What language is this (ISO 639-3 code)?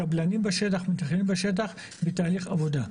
heb